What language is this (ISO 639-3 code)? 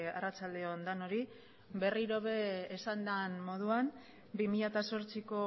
eus